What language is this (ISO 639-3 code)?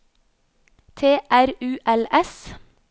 nor